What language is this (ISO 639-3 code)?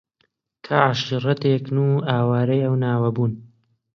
ckb